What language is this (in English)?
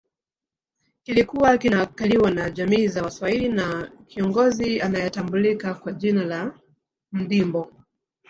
Swahili